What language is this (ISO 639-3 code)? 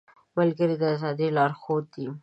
pus